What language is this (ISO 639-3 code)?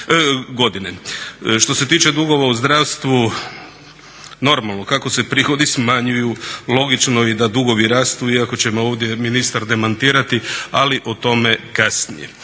hrv